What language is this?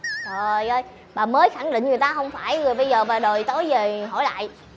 Vietnamese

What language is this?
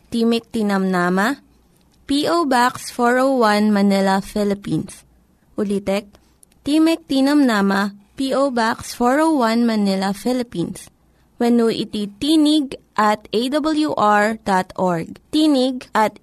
Filipino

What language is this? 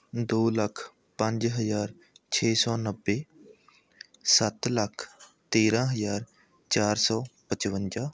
Punjabi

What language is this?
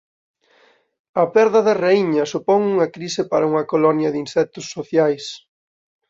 Galician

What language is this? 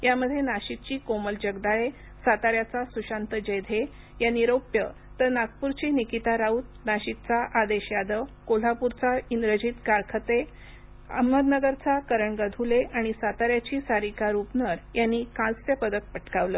Marathi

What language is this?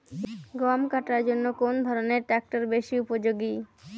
Bangla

